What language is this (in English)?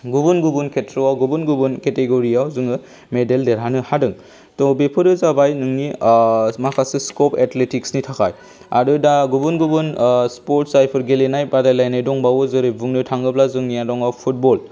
Bodo